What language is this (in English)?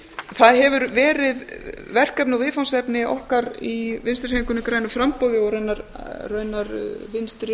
Icelandic